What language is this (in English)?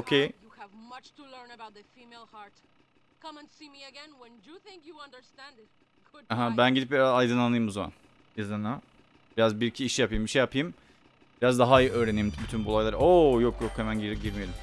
Turkish